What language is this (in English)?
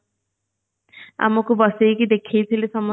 Odia